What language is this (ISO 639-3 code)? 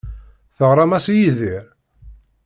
kab